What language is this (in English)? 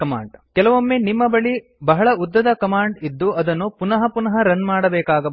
Kannada